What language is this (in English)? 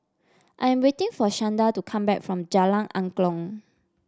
English